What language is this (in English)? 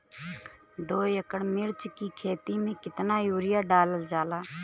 Bhojpuri